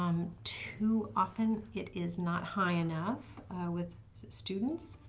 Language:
English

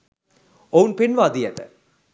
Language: Sinhala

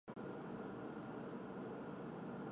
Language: Chinese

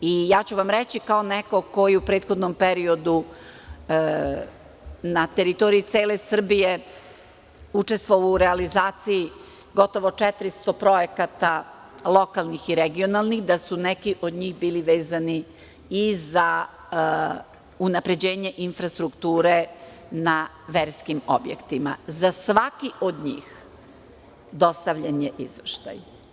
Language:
Serbian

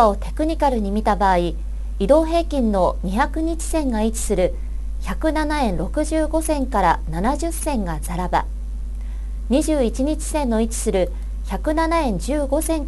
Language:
Japanese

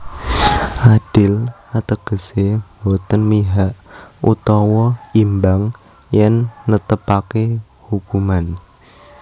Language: Javanese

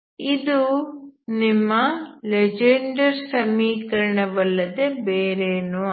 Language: Kannada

